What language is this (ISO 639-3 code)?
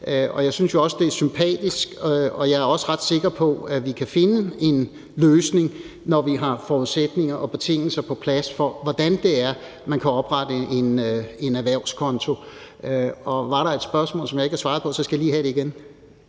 dan